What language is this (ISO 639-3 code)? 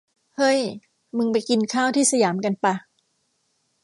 tha